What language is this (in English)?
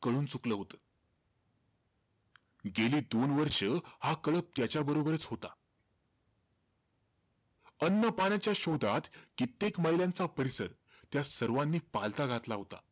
Marathi